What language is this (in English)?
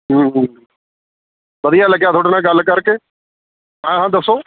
Punjabi